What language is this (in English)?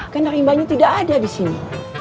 Indonesian